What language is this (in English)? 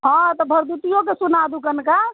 Maithili